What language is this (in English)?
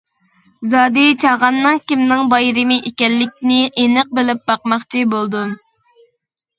Uyghur